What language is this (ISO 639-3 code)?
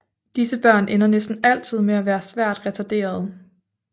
dan